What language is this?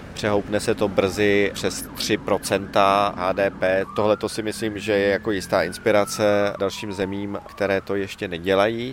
Czech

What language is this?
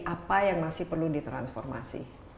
Indonesian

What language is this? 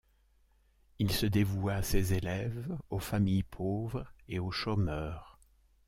French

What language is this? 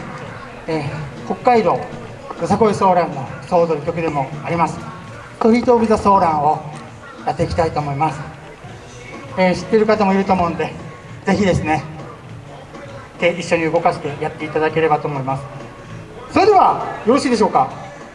Japanese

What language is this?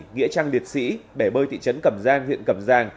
Vietnamese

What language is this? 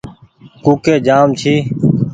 Goaria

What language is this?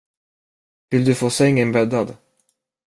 Swedish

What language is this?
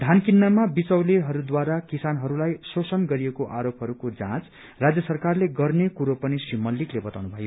Nepali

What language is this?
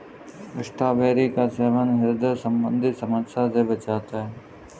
Hindi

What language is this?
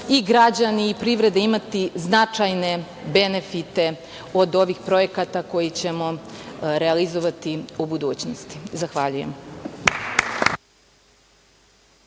Serbian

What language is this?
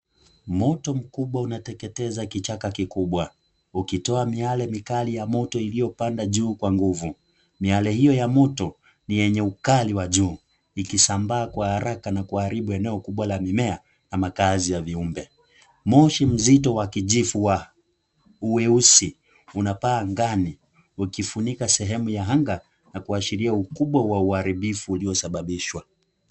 Swahili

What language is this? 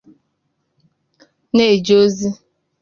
Igbo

